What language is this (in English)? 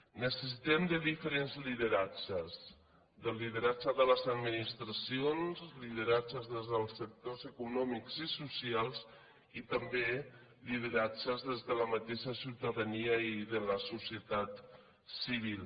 Catalan